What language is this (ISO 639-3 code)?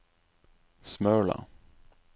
nor